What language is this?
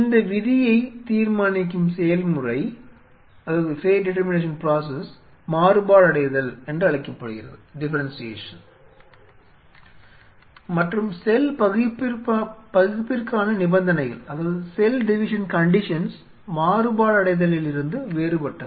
Tamil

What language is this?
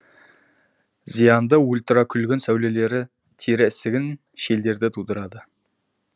Kazakh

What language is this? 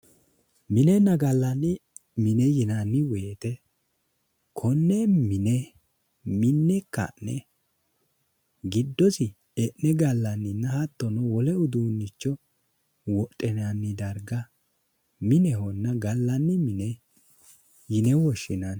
Sidamo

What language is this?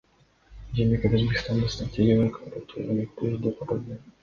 Kyrgyz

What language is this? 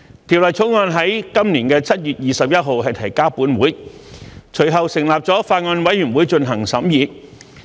Cantonese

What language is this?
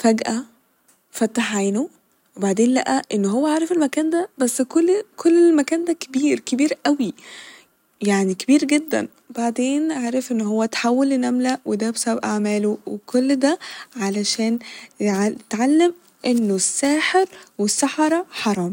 Egyptian Arabic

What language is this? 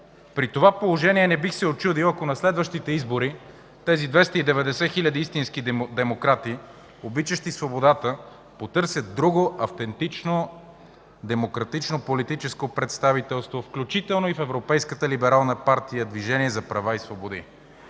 Bulgarian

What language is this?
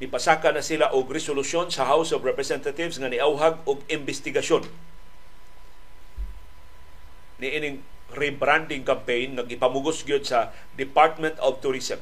Filipino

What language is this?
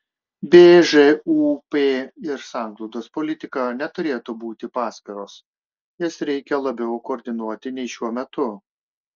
Lithuanian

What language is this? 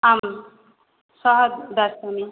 Sanskrit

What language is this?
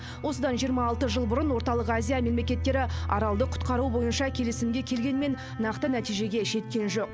Kazakh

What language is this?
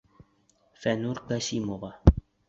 Bashkir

